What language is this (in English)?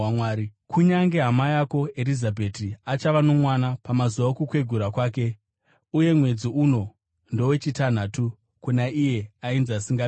Shona